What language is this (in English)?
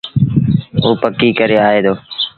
Sindhi Bhil